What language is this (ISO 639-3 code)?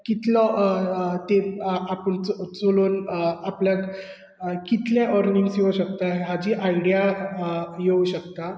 kok